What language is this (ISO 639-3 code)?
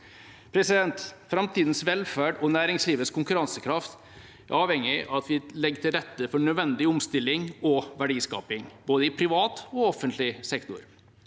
nor